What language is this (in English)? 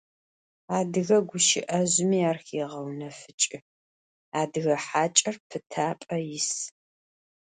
Adyghe